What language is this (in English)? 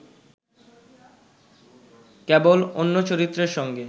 Bangla